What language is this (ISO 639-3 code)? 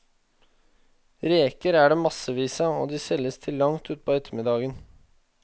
nor